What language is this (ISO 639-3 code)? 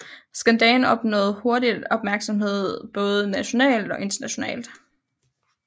dan